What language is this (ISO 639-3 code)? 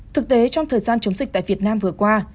vie